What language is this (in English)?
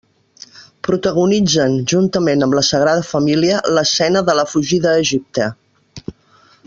Catalan